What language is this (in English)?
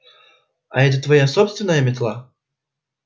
Russian